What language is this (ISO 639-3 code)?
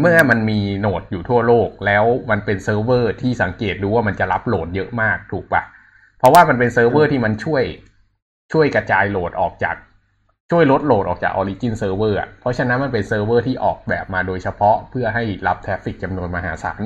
tha